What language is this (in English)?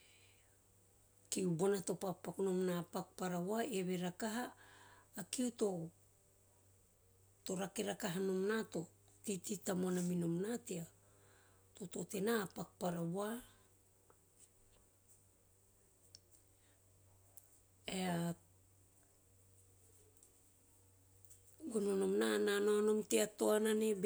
Teop